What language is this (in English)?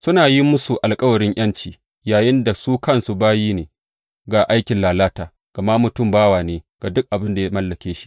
Hausa